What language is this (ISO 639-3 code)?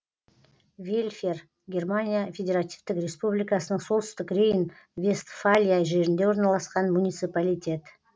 kaz